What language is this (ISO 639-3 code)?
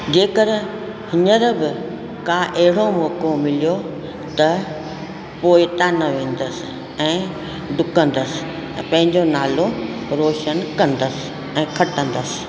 snd